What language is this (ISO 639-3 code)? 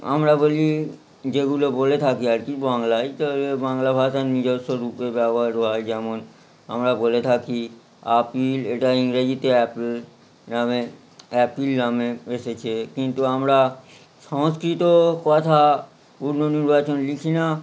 ben